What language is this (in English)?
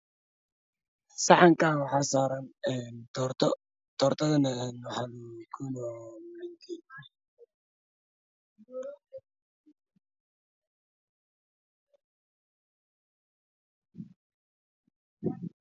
Somali